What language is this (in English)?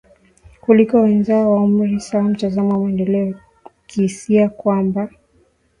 Swahili